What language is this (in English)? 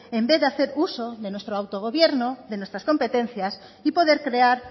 Spanish